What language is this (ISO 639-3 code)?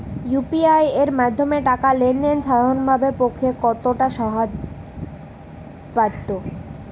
ben